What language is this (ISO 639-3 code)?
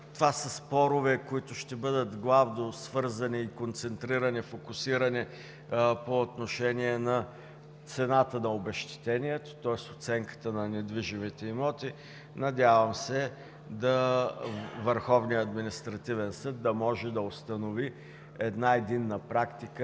bul